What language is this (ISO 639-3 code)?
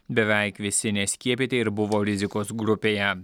lit